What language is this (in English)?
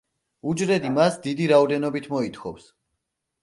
Georgian